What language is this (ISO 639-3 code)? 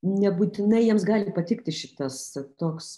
lit